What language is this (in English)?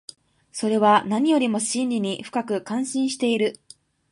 Japanese